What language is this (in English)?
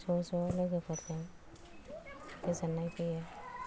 Bodo